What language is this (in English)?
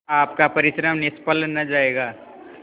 Hindi